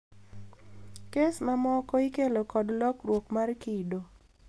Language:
Luo (Kenya and Tanzania)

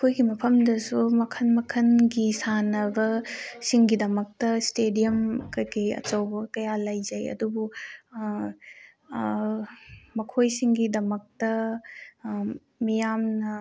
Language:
Manipuri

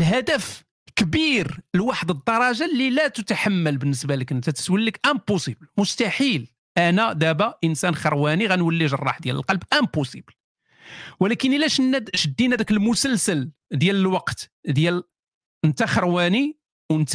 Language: Arabic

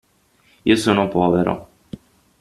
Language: Italian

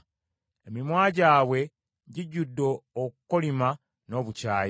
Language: Ganda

